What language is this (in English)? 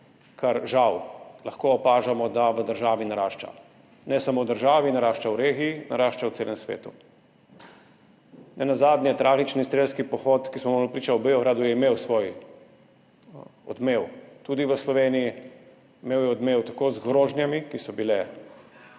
Slovenian